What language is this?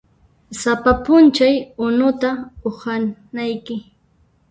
Puno Quechua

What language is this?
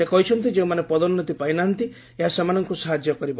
Odia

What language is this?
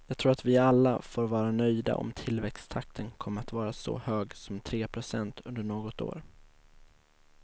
Swedish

